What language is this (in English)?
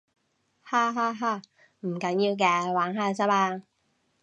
Cantonese